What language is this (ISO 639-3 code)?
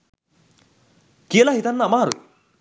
sin